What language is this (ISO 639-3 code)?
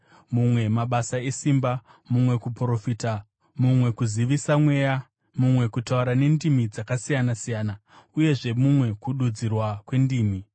sna